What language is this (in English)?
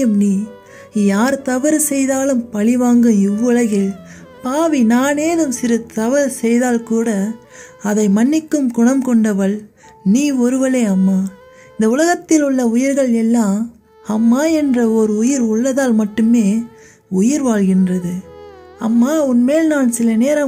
Tamil